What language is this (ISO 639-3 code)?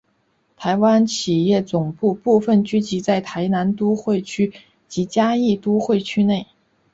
zho